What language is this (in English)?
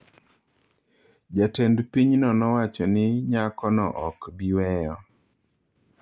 Luo (Kenya and Tanzania)